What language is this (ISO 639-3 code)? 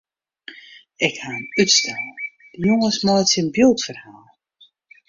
fry